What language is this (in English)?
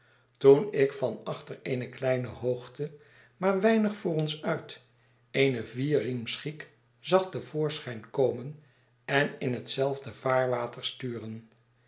Dutch